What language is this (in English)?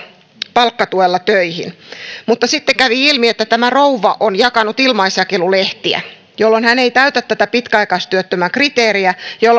Finnish